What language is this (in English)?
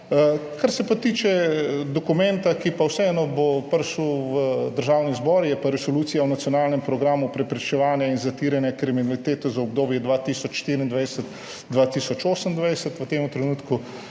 Slovenian